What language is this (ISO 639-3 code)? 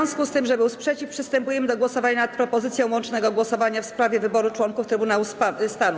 pol